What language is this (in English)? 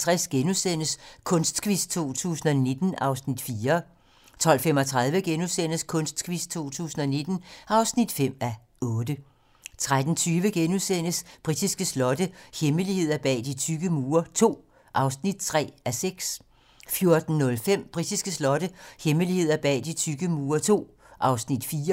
Danish